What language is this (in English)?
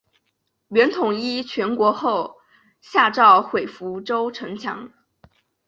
Chinese